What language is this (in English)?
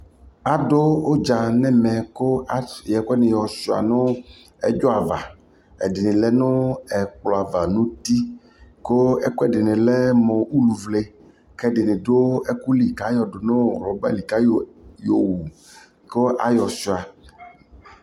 Ikposo